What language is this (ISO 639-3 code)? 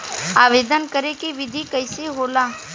bho